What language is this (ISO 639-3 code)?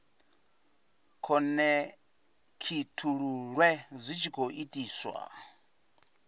ven